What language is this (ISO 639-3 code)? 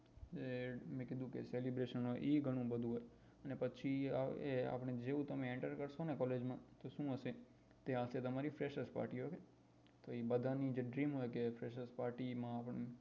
guj